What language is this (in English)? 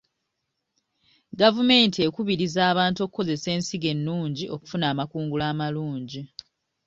Ganda